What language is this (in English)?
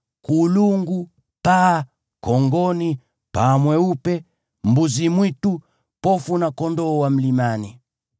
Swahili